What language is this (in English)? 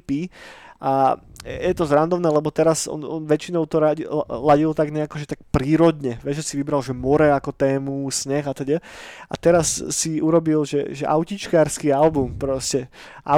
Slovak